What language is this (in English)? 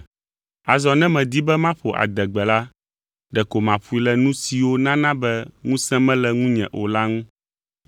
Ewe